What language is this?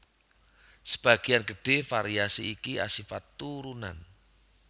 Javanese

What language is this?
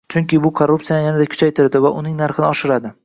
Uzbek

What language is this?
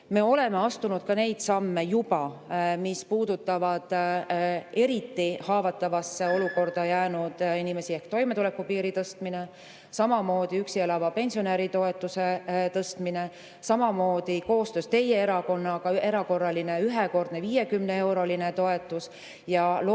Estonian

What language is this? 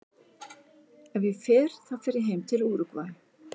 Icelandic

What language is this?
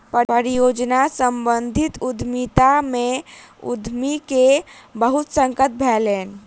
Maithili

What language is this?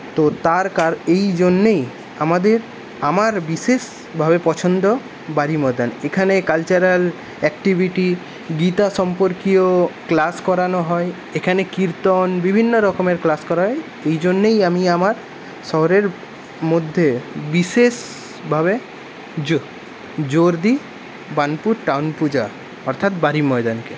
Bangla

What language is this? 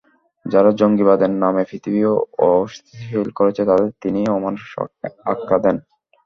Bangla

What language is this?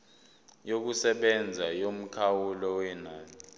Zulu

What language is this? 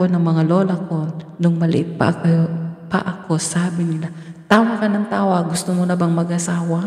Filipino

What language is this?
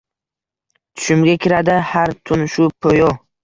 Uzbek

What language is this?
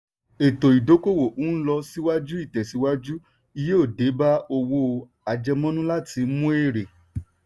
Yoruba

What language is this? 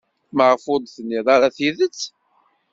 Kabyle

